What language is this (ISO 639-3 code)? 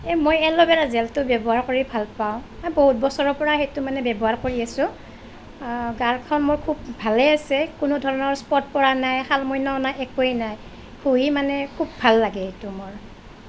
asm